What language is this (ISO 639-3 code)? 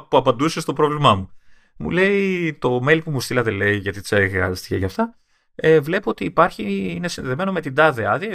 ell